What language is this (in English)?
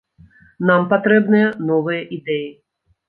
Belarusian